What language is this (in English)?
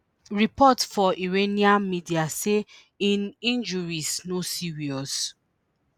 Nigerian Pidgin